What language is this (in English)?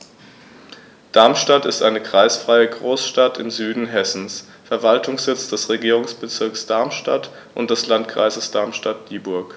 German